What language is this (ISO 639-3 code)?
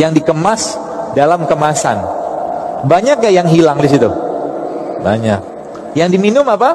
ind